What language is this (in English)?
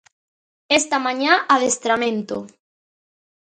Galician